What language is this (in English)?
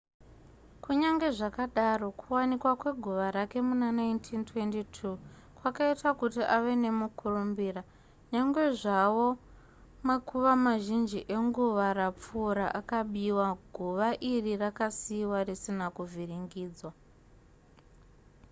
Shona